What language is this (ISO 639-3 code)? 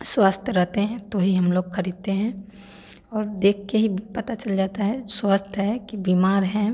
hin